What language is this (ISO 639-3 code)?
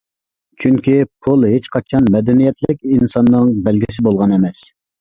uig